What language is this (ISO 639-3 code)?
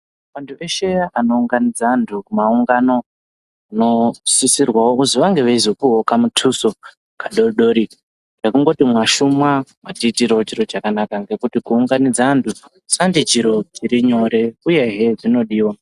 ndc